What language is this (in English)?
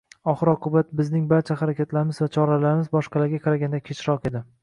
Uzbek